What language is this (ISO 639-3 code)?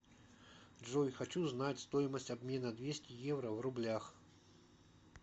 rus